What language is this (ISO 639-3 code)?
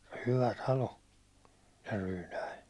fin